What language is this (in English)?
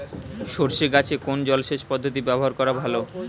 Bangla